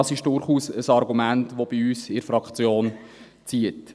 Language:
Swiss German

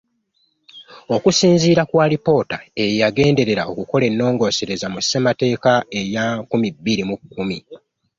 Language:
Ganda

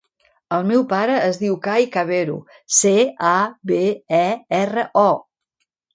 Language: Catalan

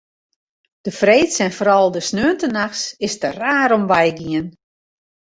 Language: Western Frisian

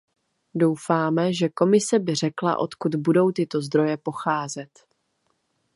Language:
Czech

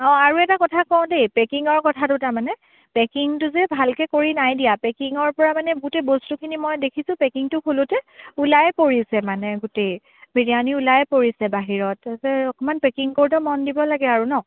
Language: Assamese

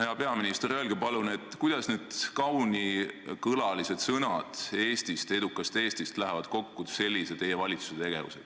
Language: Estonian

